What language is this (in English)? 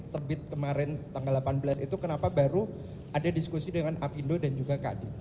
Indonesian